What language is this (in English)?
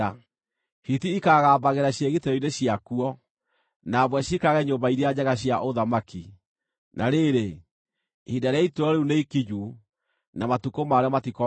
Kikuyu